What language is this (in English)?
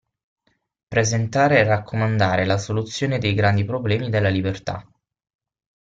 Italian